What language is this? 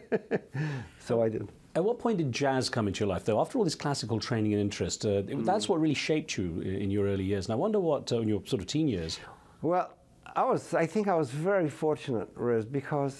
English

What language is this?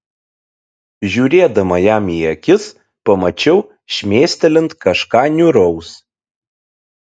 Lithuanian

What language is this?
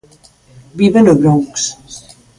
Galician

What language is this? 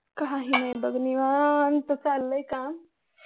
Marathi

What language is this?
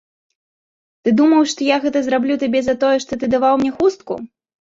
Belarusian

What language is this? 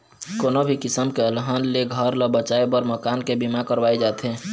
Chhattisgarhi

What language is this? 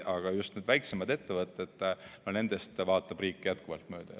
Estonian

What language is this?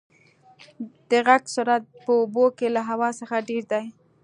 Pashto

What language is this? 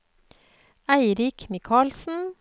Norwegian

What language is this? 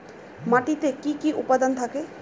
Bangla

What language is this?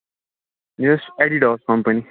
Kashmiri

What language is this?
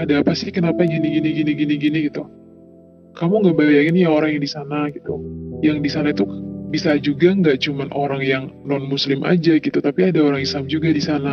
Indonesian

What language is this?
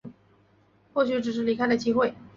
Chinese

